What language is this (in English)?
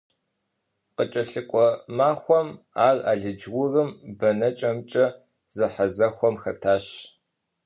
Kabardian